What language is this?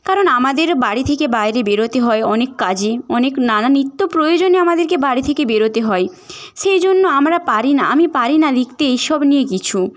Bangla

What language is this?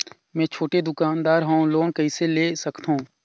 Chhattisgarhi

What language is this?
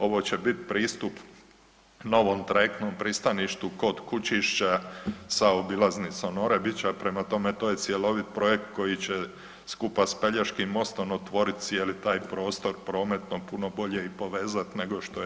Croatian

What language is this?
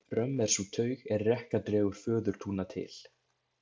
Icelandic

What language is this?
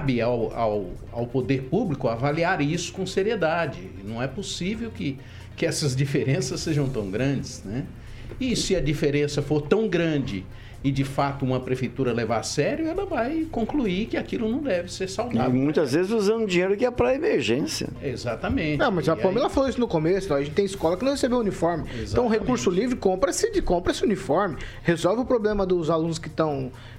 Portuguese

